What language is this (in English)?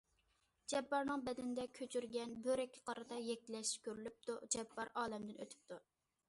Uyghur